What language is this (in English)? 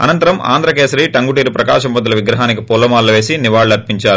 Telugu